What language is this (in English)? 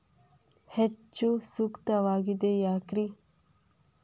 Kannada